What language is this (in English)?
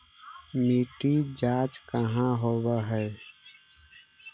Magahi